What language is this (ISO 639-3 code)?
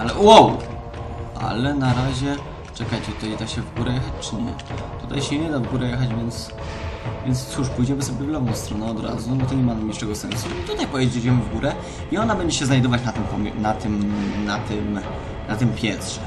pol